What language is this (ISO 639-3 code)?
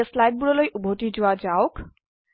asm